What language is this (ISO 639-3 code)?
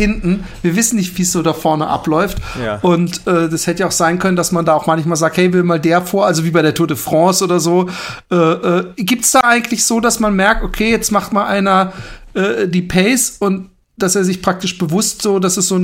deu